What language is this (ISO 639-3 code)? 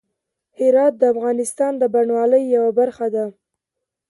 pus